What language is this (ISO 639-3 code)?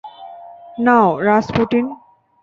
ben